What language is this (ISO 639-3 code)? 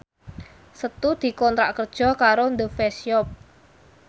jav